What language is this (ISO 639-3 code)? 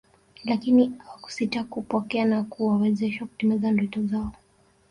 swa